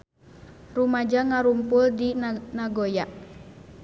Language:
Sundanese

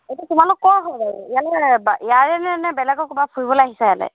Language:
Assamese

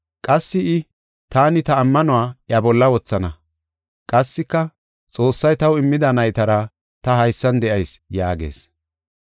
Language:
Gofa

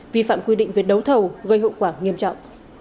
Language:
Vietnamese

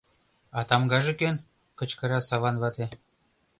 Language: Mari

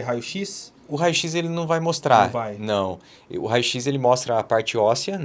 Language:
Portuguese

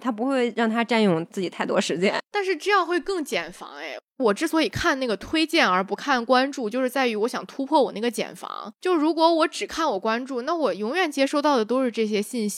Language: Chinese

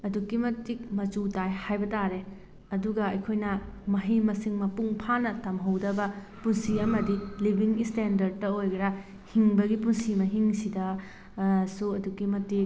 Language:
Manipuri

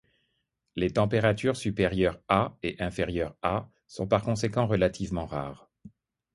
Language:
French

